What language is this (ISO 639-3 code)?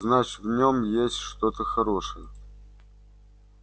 rus